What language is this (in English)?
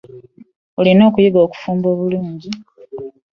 Ganda